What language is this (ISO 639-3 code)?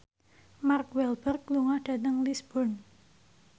jav